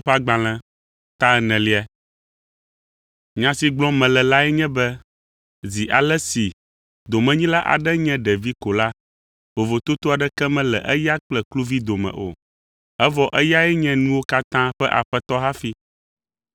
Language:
Ewe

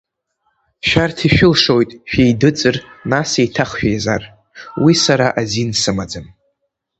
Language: Abkhazian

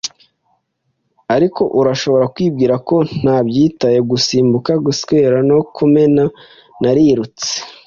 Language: Kinyarwanda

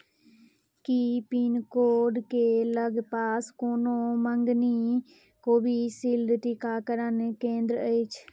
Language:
Maithili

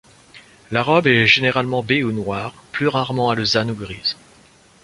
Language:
French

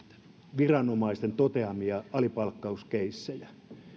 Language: Finnish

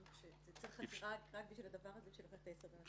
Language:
Hebrew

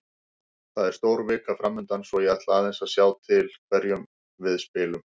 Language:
Icelandic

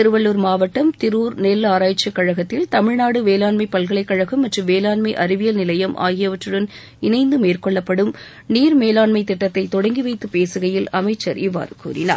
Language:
Tamil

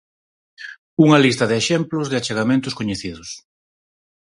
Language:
Galician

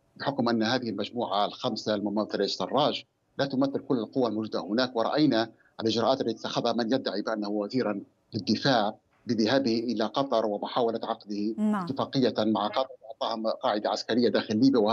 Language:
Arabic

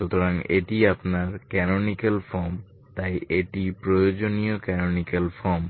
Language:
Bangla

